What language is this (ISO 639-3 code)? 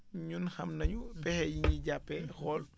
wol